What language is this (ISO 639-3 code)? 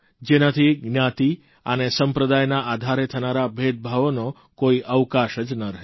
guj